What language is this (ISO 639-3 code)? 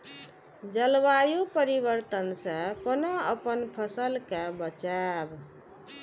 mai